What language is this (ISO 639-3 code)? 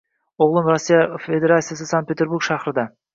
uzb